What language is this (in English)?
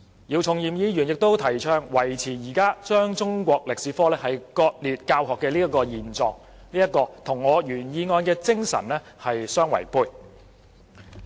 Cantonese